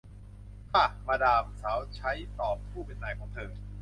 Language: Thai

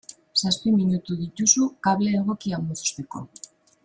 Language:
Basque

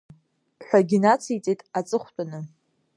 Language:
Abkhazian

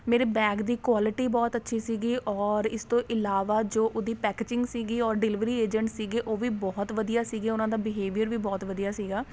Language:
Punjabi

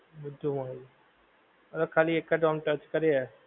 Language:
Gujarati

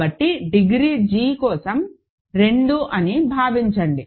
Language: Telugu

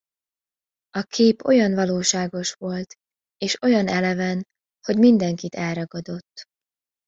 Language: Hungarian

